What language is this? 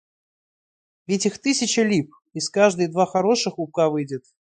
Russian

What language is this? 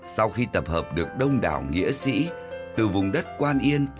Vietnamese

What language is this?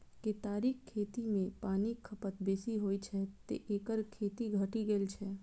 Maithili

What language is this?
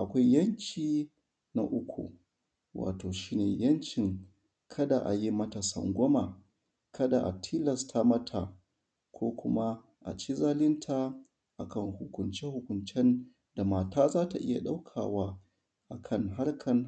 Hausa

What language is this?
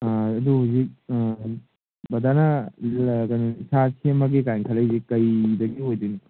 Manipuri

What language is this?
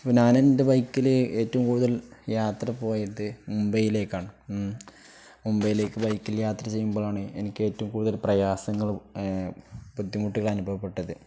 Malayalam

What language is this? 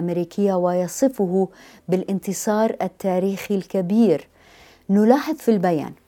Arabic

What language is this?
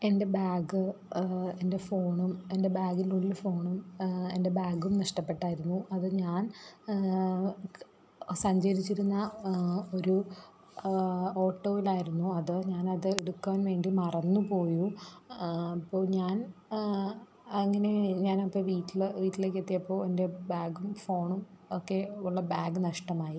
Malayalam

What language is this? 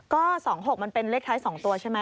Thai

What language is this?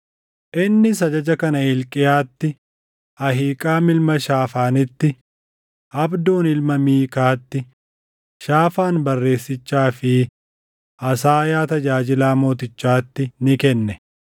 Oromo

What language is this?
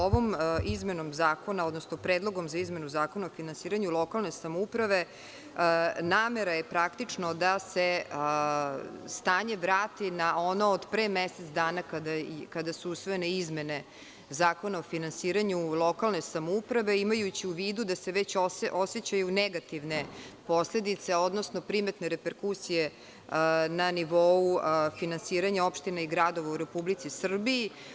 Serbian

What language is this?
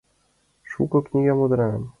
Mari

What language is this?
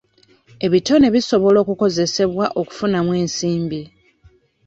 Ganda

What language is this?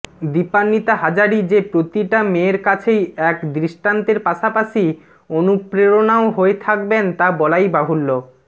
Bangla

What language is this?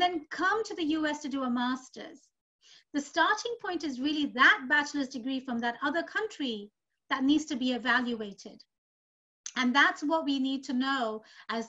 English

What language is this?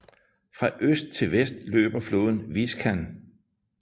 Danish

